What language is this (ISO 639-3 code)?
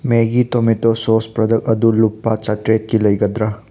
mni